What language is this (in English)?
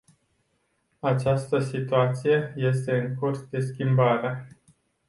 Romanian